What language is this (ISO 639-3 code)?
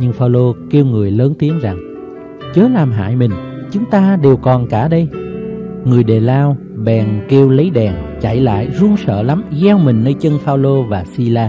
vie